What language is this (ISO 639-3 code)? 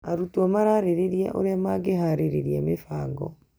kik